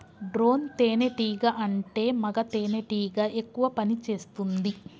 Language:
Telugu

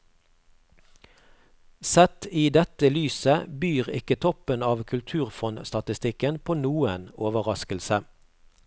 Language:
Norwegian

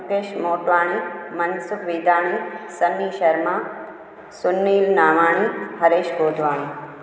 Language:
Sindhi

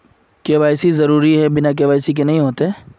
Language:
Magahi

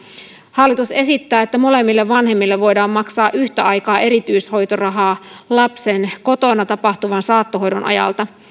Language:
Finnish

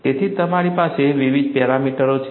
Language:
Gujarati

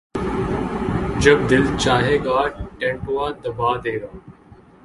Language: Urdu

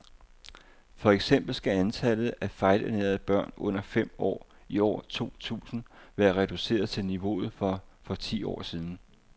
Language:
Danish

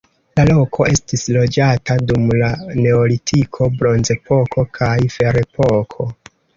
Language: Esperanto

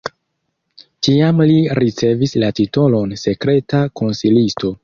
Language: Esperanto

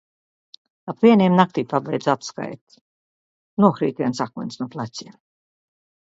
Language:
Latvian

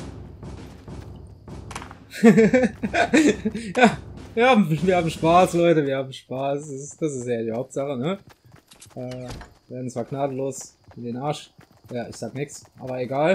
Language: German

